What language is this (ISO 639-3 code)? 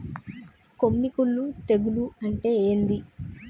tel